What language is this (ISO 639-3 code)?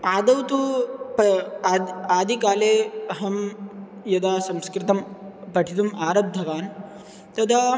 san